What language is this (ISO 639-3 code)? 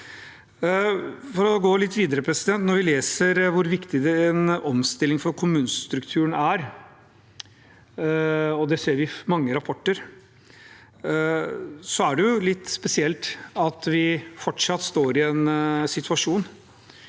nor